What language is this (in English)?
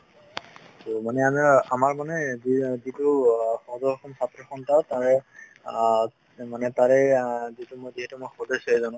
Assamese